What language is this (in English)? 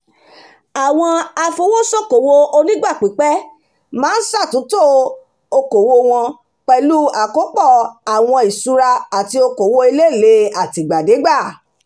Yoruba